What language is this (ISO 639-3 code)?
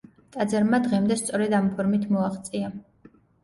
kat